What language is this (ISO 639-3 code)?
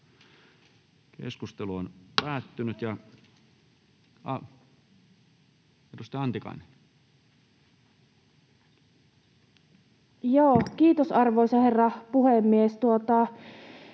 fin